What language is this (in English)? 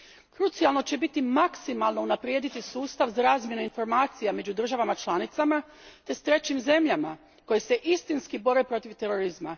Croatian